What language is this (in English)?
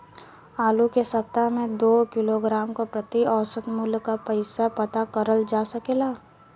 Bhojpuri